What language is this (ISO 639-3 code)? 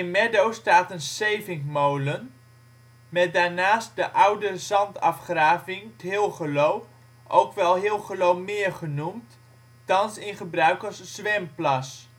nld